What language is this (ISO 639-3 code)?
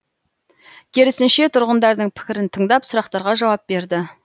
kaz